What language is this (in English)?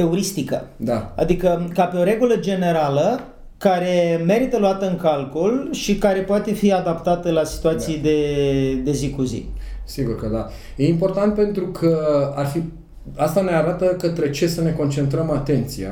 Romanian